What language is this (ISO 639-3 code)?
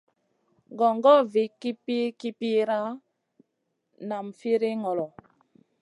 mcn